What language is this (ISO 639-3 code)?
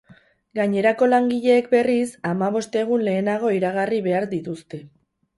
eus